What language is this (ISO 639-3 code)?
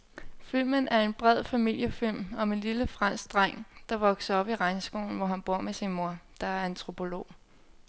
dan